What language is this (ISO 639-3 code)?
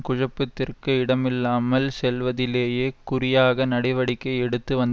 tam